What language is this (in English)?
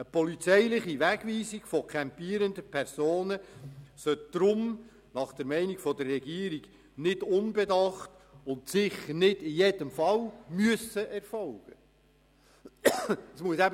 Swiss German